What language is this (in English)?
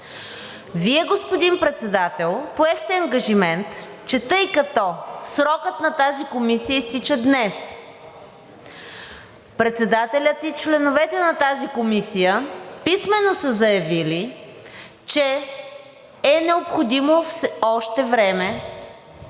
Bulgarian